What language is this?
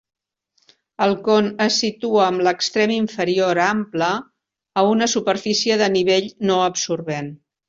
Catalan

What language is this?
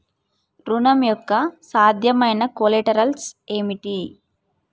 Telugu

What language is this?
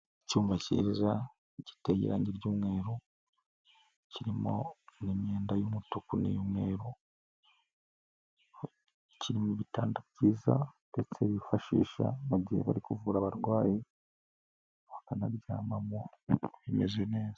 Kinyarwanda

